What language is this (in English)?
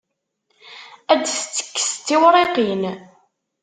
Kabyle